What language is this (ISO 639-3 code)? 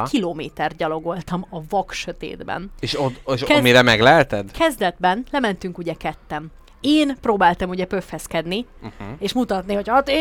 hun